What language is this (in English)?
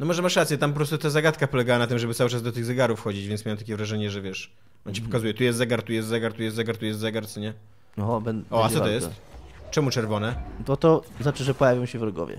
Polish